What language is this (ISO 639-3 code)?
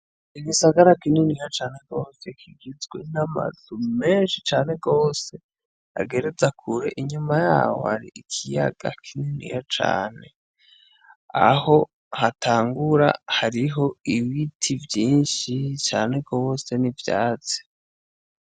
run